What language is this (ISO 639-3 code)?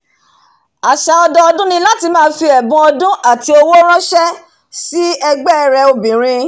yor